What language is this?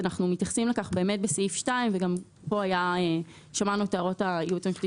Hebrew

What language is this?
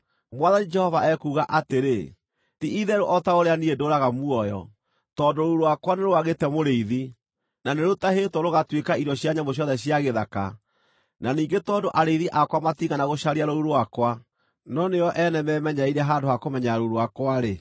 Kikuyu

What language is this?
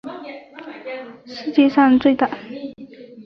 Chinese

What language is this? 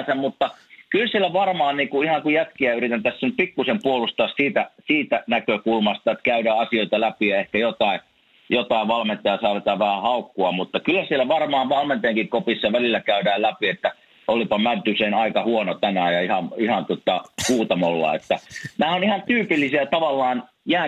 Finnish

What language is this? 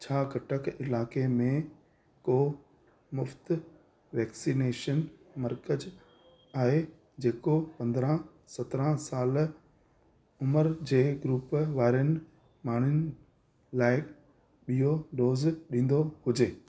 Sindhi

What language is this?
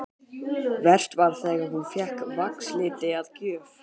Icelandic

